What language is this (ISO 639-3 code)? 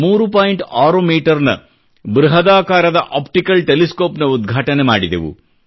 kan